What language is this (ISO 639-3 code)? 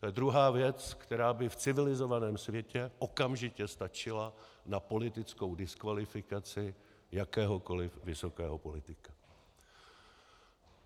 ces